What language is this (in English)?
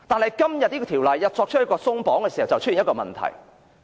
Cantonese